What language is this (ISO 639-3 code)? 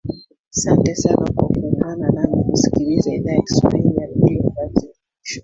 swa